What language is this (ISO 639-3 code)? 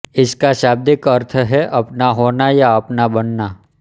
hin